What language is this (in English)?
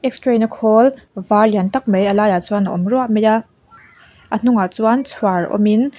Mizo